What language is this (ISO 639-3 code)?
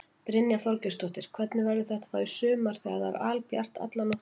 isl